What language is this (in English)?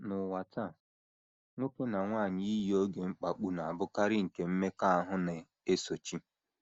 Igbo